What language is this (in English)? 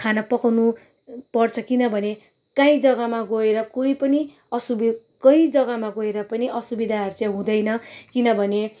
Nepali